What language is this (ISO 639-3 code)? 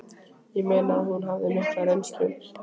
isl